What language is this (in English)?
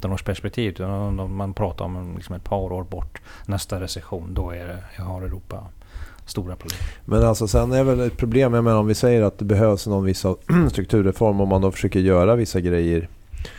Swedish